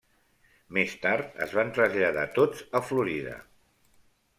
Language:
Catalan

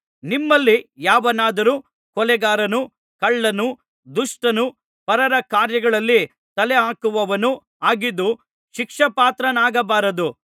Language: Kannada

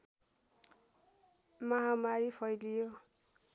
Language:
Nepali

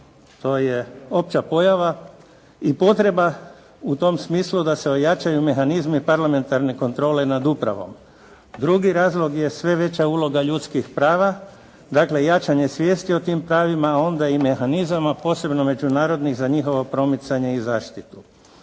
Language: Croatian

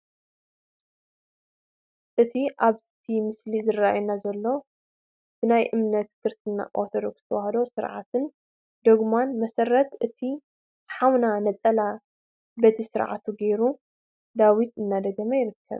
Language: Tigrinya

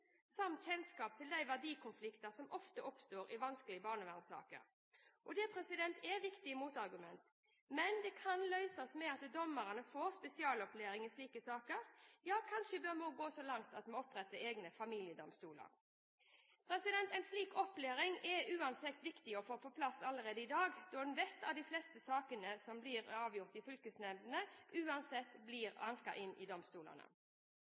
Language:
Norwegian Bokmål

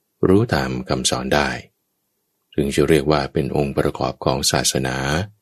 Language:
Thai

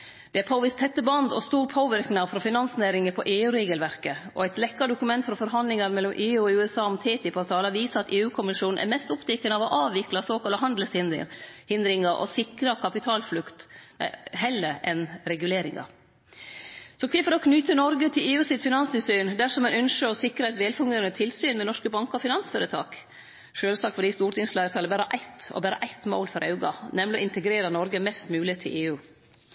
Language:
Norwegian Nynorsk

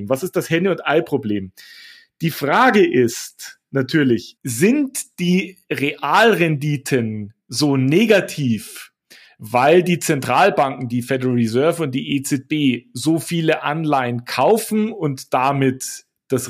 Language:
German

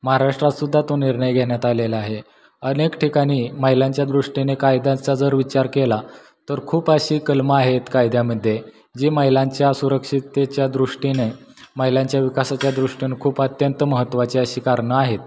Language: Marathi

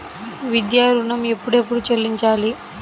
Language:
Telugu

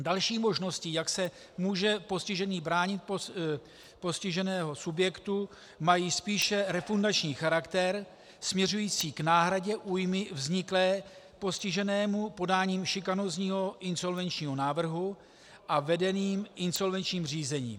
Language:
Czech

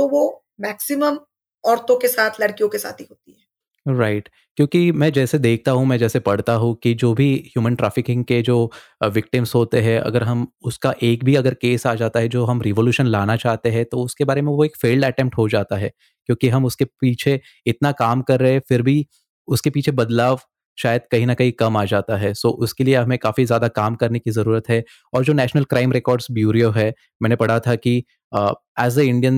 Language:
Hindi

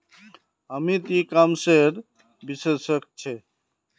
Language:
Magahi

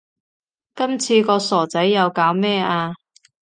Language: Cantonese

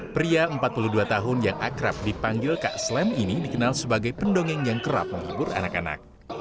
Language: Indonesian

